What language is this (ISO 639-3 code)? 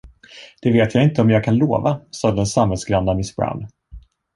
swe